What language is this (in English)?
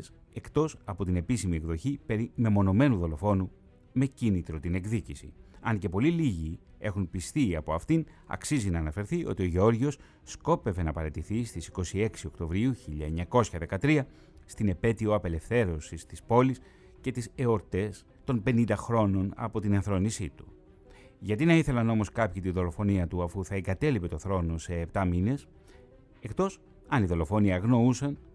Greek